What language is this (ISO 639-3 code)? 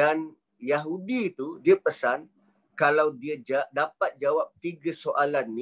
msa